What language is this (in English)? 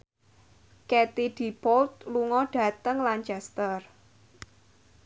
Javanese